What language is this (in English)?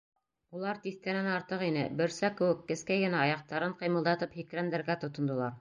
Bashkir